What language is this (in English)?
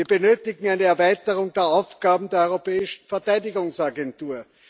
German